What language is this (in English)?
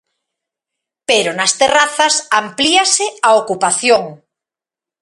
Galician